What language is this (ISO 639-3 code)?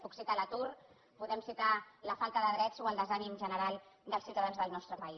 cat